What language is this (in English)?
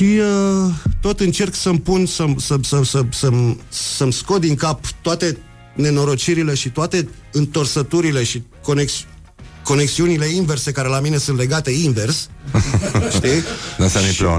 Romanian